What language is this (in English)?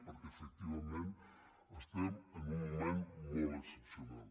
Catalan